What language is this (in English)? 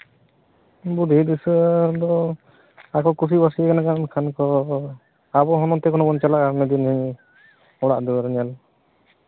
Santali